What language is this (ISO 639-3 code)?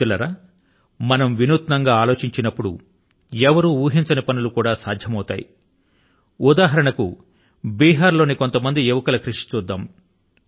tel